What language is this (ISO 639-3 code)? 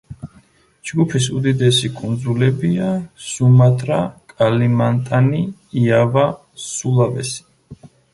kat